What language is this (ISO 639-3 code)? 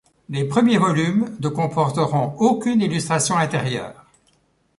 fra